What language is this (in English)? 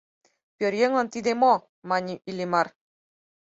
Mari